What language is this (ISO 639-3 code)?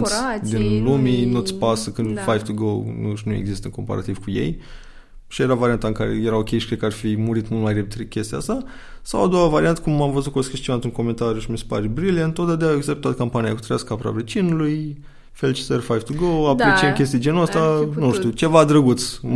ron